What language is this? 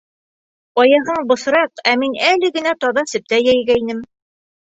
Bashkir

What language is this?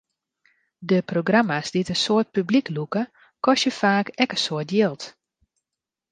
Western Frisian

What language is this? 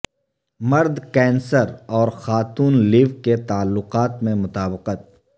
Urdu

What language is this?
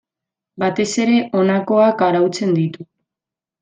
Basque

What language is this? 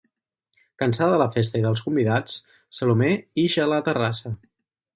Catalan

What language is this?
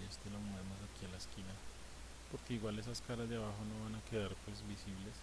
Spanish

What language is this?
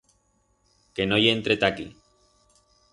Aragonese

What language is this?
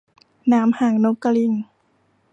Thai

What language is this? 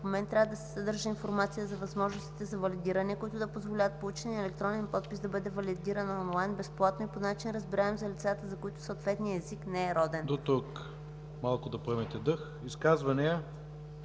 Bulgarian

